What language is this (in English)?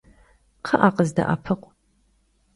Kabardian